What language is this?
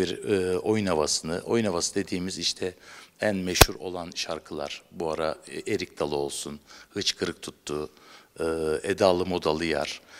Turkish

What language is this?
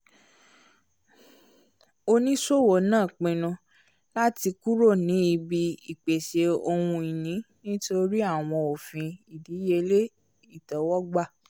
Yoruba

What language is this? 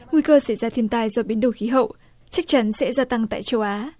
Vietnamese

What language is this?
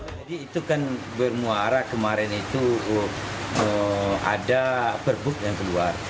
Indonesian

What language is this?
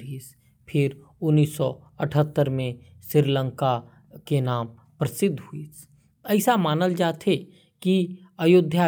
Korwa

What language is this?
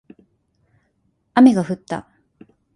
Japanese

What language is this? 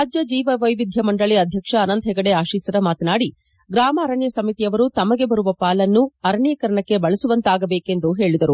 Kannada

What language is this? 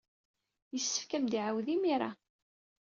Kabyle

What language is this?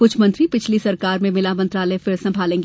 Hindi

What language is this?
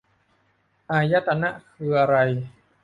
Thai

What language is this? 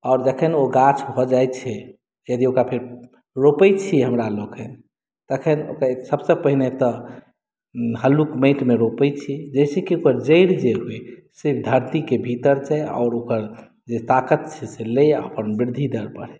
Maithili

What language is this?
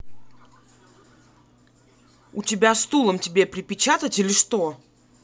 Russian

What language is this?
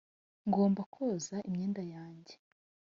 Kinyarwanda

